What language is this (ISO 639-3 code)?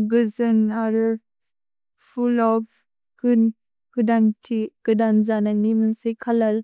brx